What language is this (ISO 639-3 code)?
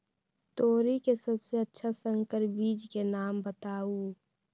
mag